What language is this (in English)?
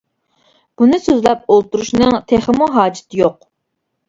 Uyghur